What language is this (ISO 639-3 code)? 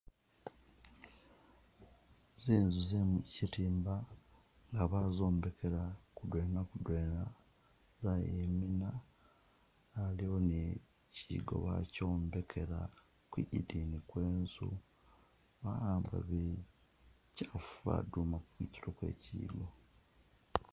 myx